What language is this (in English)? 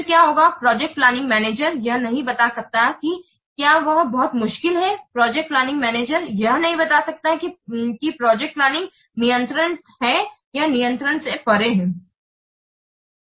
Hindi